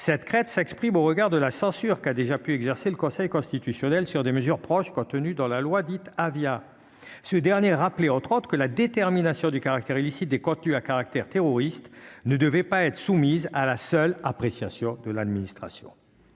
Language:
French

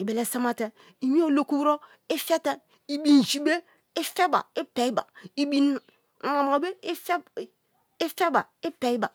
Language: Kalabari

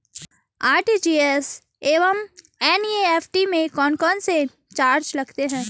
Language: Hindi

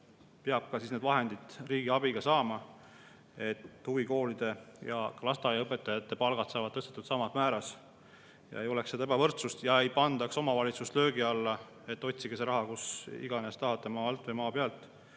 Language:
Estonian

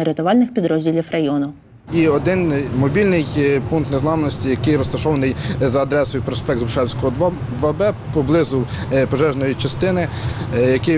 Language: Ukrainian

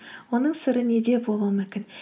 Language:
Kazakh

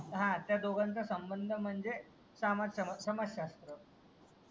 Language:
Marathi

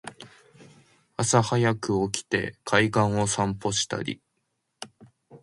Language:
Japanese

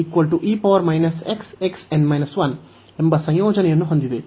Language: Kannada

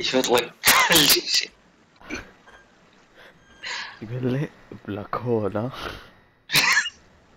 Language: Arabic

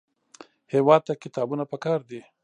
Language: Pashto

